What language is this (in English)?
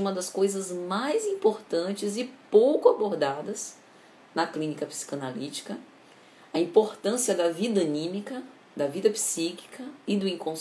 Portuguese